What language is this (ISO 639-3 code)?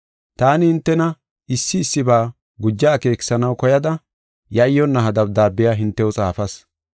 gof